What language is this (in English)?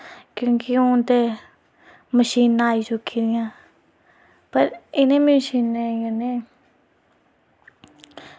Dogri